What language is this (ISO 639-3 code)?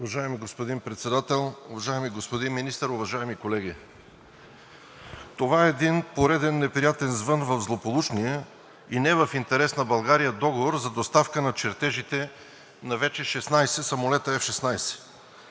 bul